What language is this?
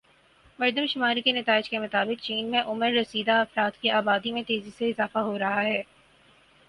Urdu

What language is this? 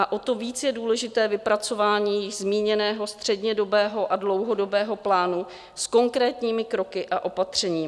Czech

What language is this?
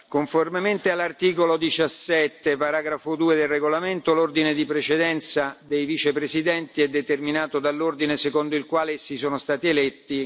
Italian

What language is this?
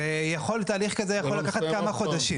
Hebrew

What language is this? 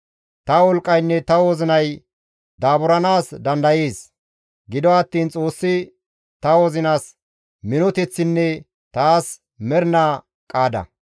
Gamo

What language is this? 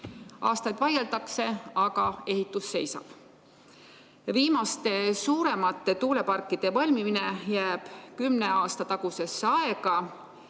Estonian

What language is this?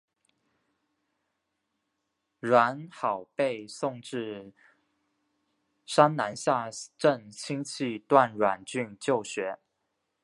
Chinese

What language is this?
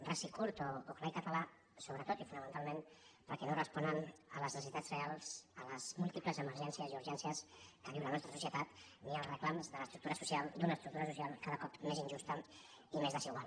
Catalan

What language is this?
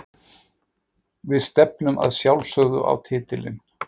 Icelandic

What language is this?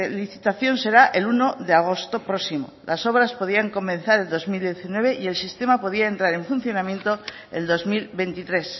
Spanish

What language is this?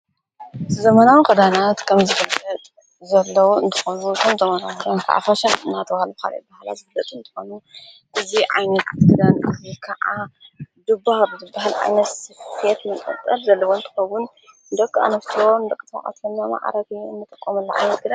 Tigrinya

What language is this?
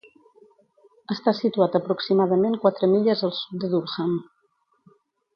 Catalan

